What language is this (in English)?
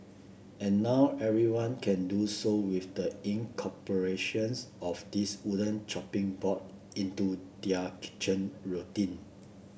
English